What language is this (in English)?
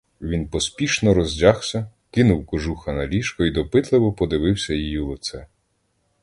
Ukrainian